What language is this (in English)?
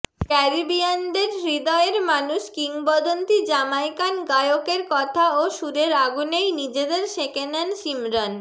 Bangla